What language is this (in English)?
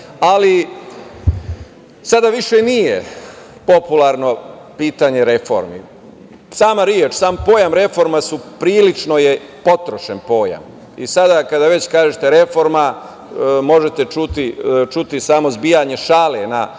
Serbian